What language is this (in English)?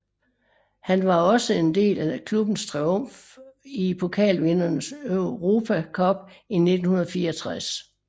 Danish